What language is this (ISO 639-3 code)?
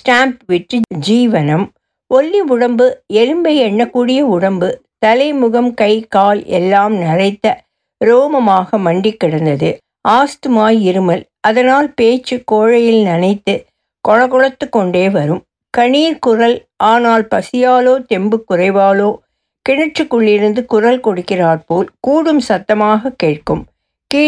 tam